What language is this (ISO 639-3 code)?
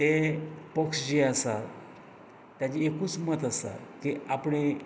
kok